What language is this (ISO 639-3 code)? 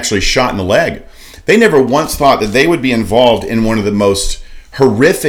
eng